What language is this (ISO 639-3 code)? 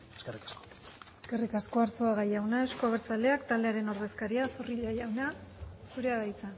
eus